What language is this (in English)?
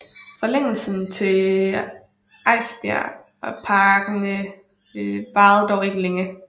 Danish